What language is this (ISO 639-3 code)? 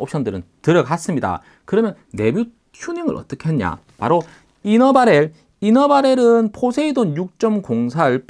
kor